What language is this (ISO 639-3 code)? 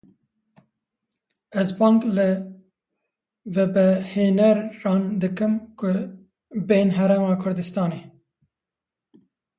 kur